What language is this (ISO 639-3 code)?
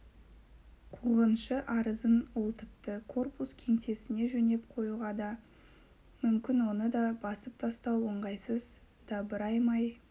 kaz